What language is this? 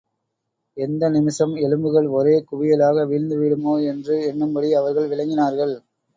Tamil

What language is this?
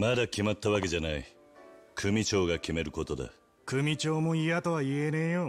Japanese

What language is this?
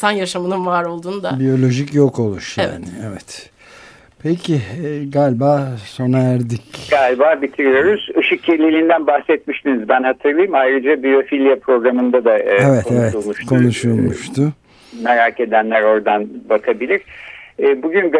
Turkish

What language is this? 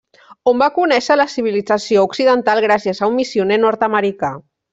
Catalan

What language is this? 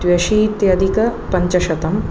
Sanskrit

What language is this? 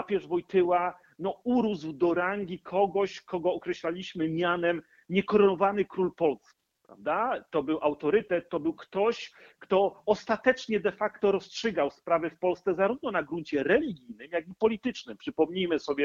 Polish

